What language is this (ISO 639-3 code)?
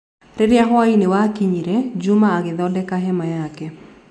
kik